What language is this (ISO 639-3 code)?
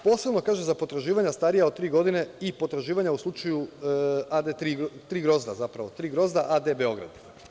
srp